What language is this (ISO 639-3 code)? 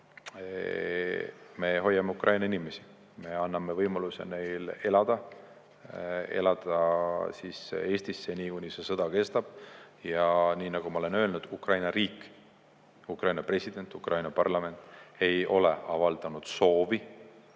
est